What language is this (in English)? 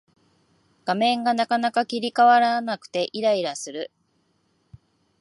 Japanese